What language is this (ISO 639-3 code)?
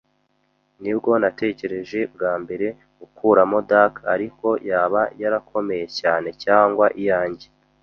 kin